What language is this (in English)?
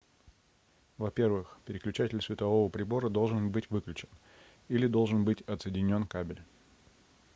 Russian